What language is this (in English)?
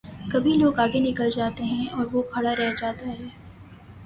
Urdu